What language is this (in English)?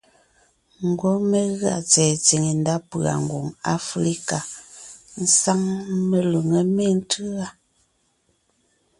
Ngiemboon